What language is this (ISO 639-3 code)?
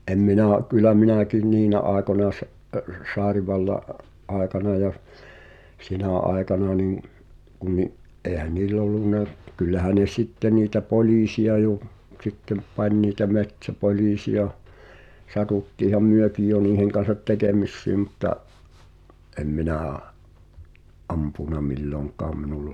fin